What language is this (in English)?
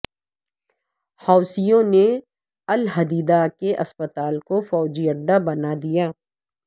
Urdu